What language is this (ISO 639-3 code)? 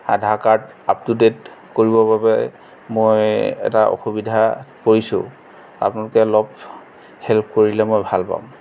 asm